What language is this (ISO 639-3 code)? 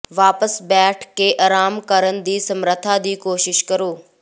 pan